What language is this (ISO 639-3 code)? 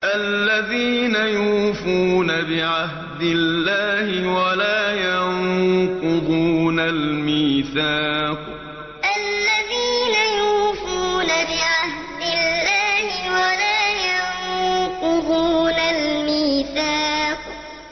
ara